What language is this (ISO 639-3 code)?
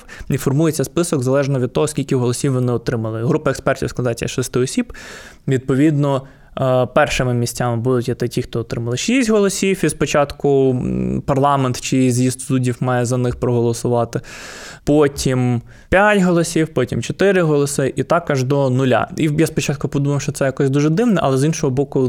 ukr